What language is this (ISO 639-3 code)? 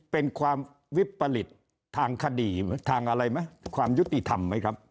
tha